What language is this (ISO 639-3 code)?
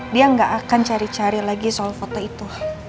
ind